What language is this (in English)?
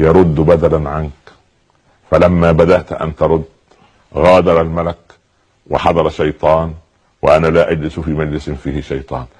Arabic